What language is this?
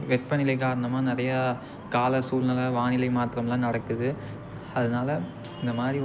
Tamil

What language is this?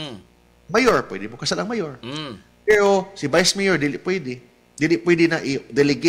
Filipino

